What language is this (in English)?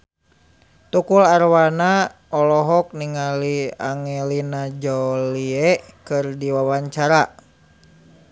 Sundanese